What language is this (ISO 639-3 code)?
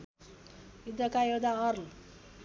nep